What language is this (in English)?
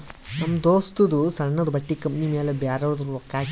Kannada